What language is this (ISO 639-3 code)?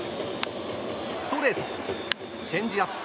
jpn